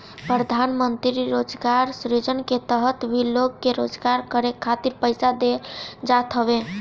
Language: Bhojpuri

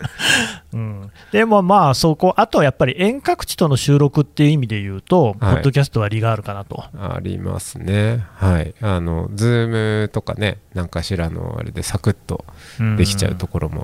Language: Japanese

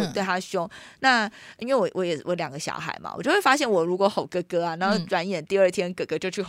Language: Chinese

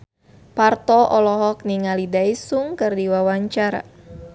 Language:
Sundanese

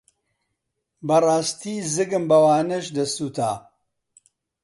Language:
Central Kurdish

